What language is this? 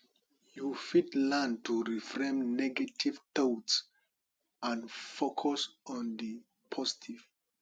Nigerian Pidgin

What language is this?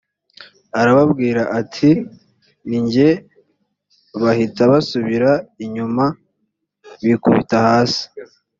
Kinyarwanda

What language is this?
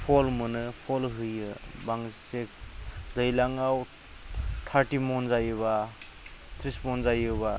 Bodo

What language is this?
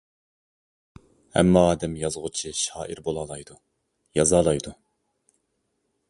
Uyghur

